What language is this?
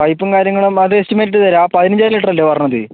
Malayalam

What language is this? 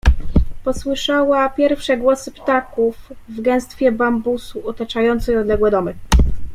Polish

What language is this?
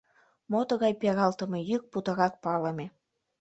Mari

